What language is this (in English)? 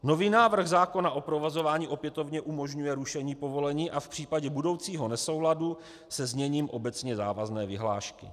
Czech